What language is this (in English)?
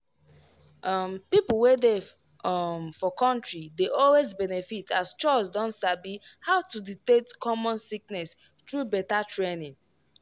Nigerian Pidgin